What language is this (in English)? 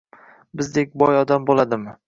Uzbek